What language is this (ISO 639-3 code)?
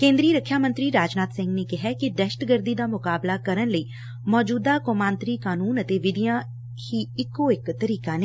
pan